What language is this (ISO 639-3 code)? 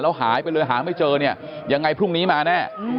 tha